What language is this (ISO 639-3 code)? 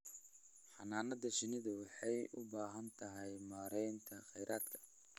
som